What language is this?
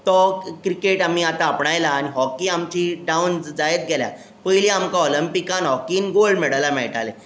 Konkani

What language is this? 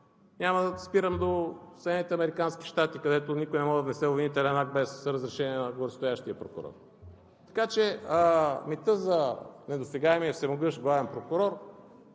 Bulgarian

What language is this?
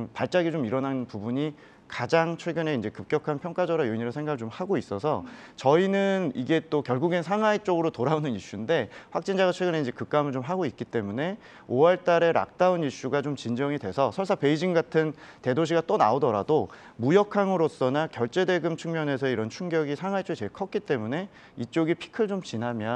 Korean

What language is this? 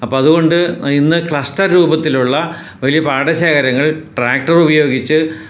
Malayalam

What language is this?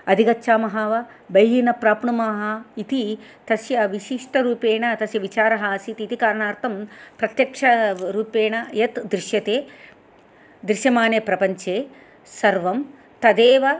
Sanskrit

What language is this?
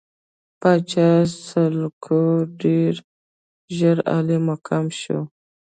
Pashto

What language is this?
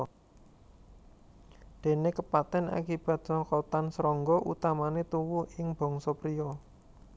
Javanese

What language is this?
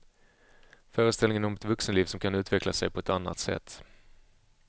Swedish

